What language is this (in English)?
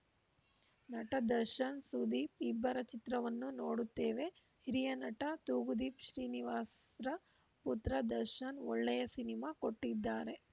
Kannada